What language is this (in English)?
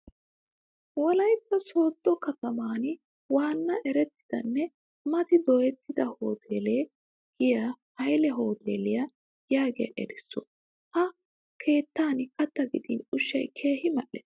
Wolaytta